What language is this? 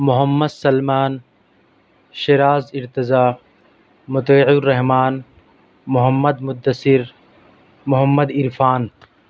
Urdu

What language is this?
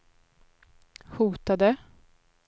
Swedish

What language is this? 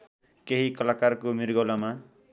Nepali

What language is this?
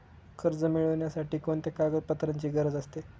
Marathi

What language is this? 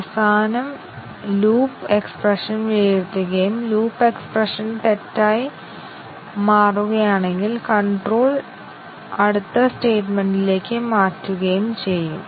Malayalam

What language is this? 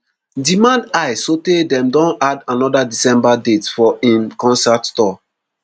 Nigerian Pidgin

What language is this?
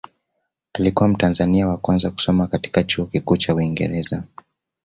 Swahili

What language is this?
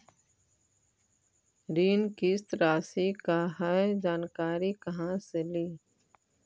Magahi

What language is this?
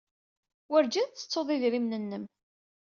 Kabyle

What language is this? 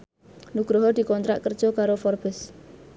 Javanese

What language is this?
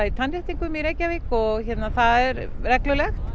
Icelandic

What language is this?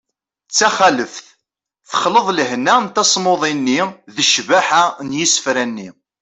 Kabyle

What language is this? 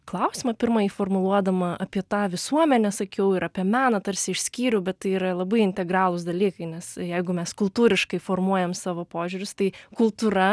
Lithuanian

